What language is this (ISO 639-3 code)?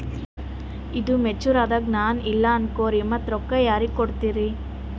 kan